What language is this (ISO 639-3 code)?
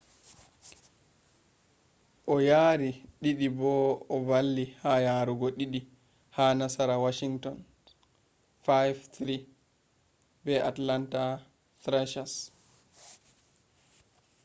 ful